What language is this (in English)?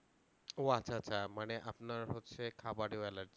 Bangla